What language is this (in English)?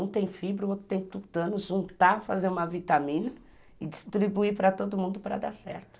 Portuguese